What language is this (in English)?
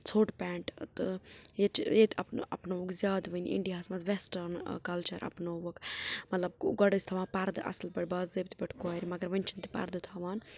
Kashmiri